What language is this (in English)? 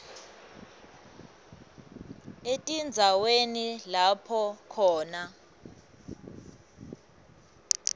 Swati